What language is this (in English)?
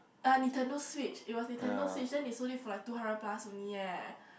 English